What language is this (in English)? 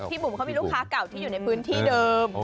Thai